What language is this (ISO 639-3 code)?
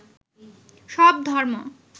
ben